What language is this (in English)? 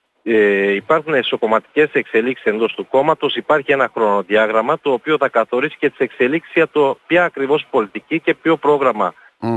Greek